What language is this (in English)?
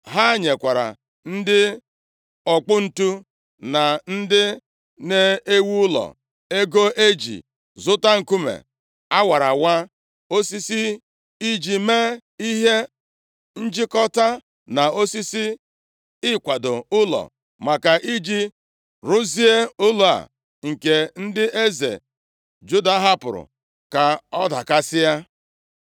Igbo